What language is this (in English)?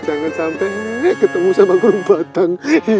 Indonesian